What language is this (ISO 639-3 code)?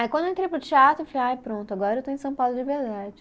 por